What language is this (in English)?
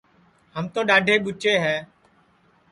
Sansi